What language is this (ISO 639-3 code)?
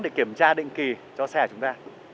vie